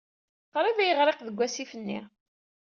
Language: Kabyle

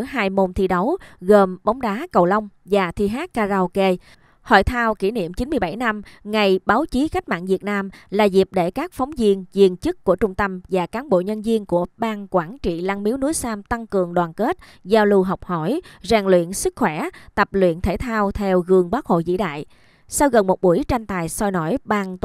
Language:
Vietnamese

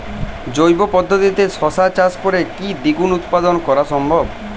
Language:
Bangla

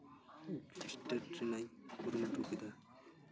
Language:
Santali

